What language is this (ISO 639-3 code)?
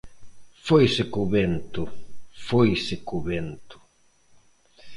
glg